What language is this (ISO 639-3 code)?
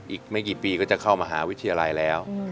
tha